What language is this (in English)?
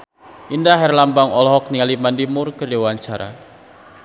Sundanese